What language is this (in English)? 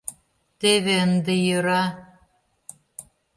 Mari